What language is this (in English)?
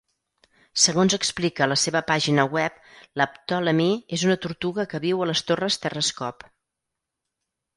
Catalan